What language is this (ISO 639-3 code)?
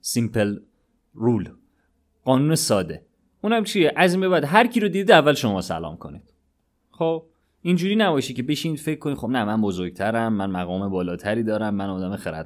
fas